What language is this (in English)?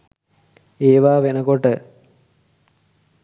Sinhala